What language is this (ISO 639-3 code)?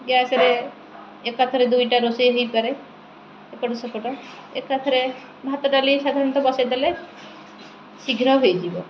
ori